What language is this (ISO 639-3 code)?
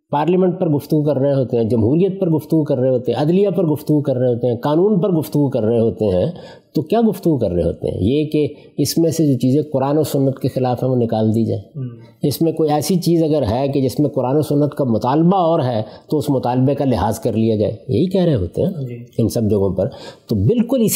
urd